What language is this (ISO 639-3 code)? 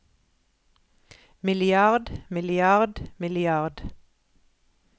nor